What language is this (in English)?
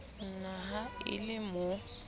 Southern Sotho